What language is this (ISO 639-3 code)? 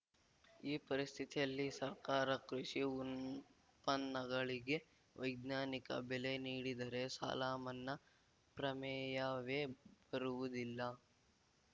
kan